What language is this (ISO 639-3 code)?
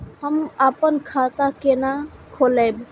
mai